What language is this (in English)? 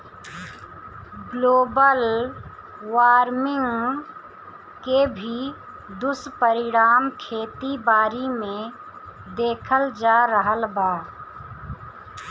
Bhojpuri